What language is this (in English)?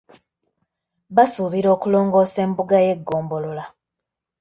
Ganda